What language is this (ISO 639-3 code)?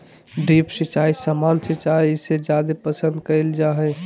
mag